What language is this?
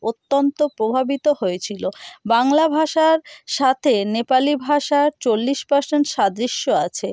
Bangla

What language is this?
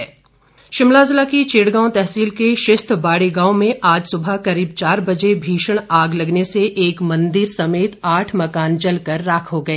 Hindi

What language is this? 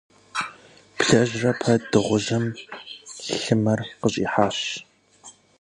Kabardian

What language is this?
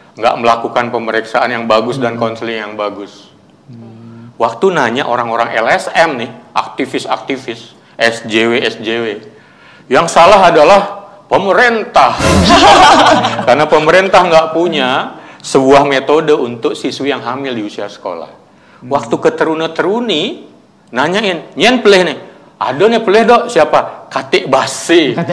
Indonesian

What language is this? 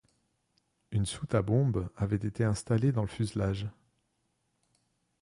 French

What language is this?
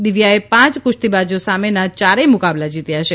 Gujarati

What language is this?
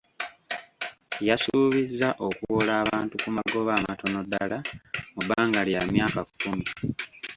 Ganda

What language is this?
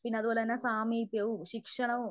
Malayalam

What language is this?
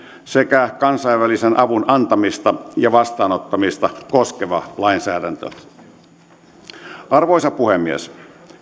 Finnish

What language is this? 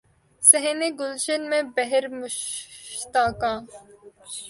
Urdu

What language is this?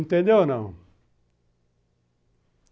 Portuguese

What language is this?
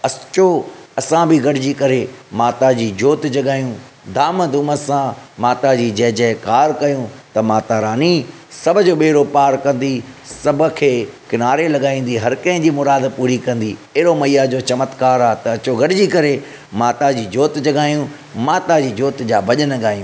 Sindhi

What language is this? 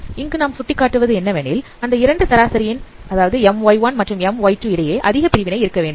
Tamil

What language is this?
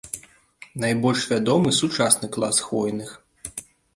Belarusian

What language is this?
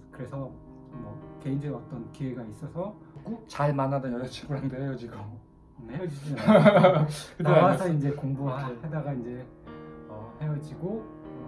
Korean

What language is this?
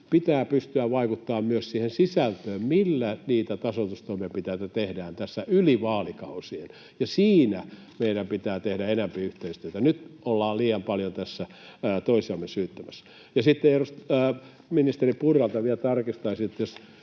Finnish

